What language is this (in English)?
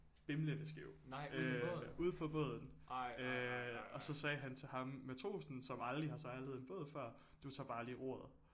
Danish